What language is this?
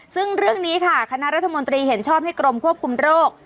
Thai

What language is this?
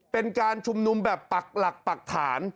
Thai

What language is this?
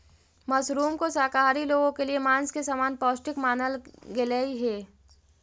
Magahi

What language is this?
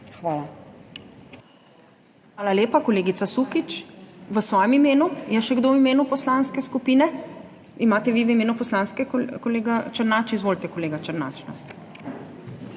Slovenian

